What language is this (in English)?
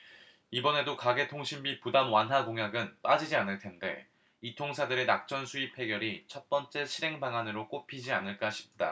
Korean